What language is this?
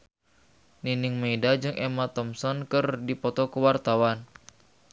Sundanese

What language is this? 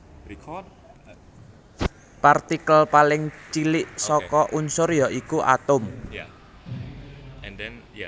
Javanese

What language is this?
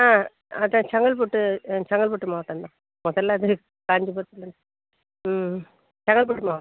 Tamil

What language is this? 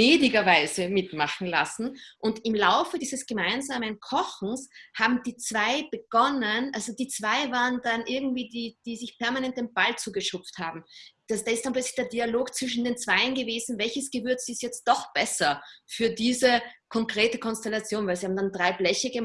German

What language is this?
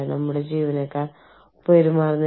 Malayalam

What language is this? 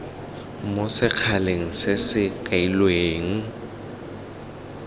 Tswana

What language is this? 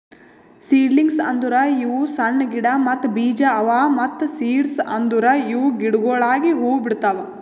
Kannada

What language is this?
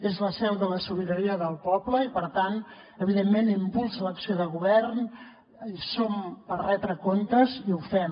Catalan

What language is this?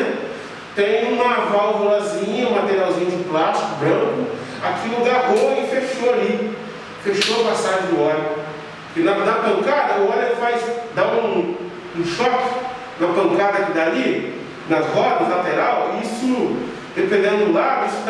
Portuguese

